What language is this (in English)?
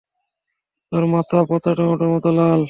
Bangla